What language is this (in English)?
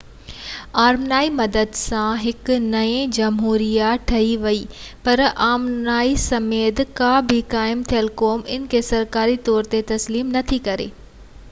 Sindhi